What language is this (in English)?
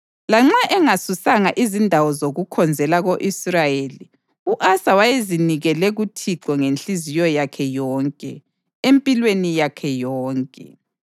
North Ndebele